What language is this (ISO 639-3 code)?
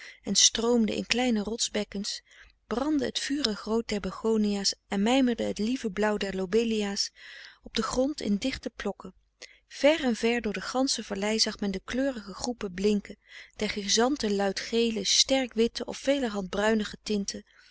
nld